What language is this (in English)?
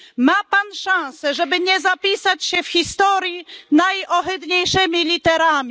Polish